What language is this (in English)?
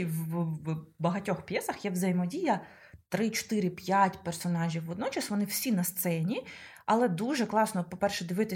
Ukrainian